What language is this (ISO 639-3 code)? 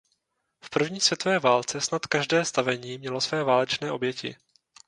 ces